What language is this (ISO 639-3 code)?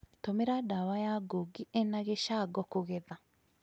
kik